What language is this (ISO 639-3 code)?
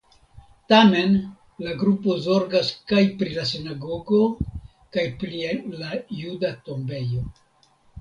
epo